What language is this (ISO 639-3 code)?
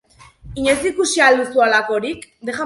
eus